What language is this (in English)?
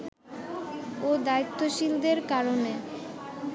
Bangla